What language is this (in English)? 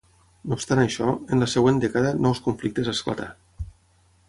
Catalan